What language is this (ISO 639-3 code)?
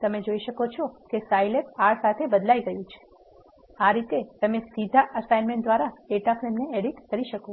guj